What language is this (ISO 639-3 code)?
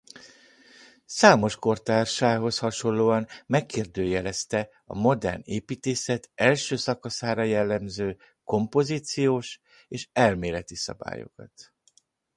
hun